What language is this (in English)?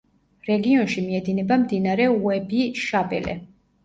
Georgian